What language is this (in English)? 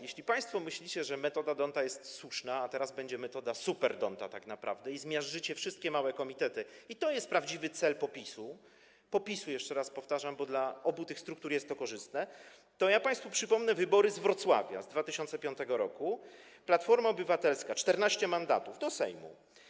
Polish